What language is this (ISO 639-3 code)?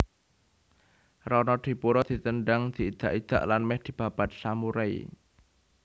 jav